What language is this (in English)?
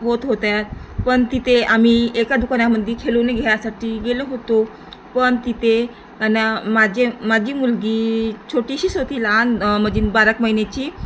Marathi